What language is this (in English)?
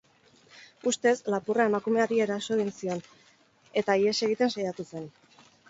Basque